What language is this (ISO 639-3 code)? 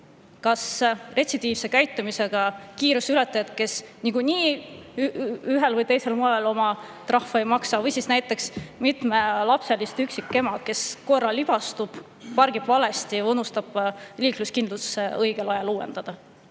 est